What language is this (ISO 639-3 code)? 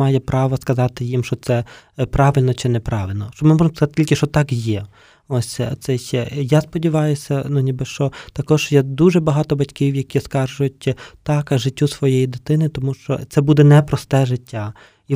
ukr